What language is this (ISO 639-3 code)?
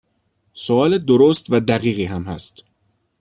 fas